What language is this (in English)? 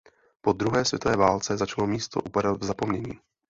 Czech